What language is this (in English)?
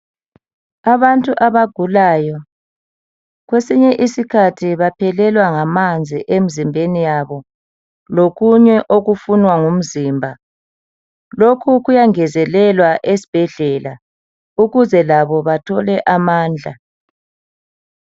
North Ndebele